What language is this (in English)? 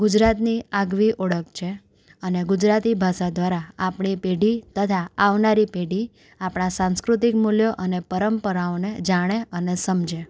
Gujarati